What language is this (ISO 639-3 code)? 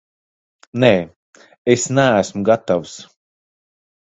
lav